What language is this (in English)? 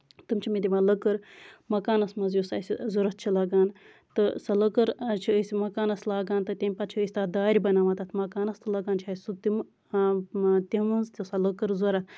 Kashmiri